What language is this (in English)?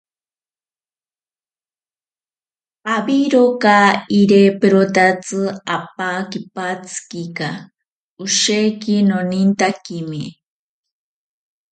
Ashéninka Perené